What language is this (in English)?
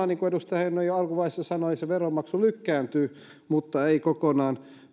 Finnish